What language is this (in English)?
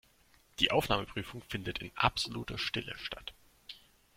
German